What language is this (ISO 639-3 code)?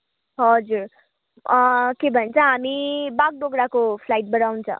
nep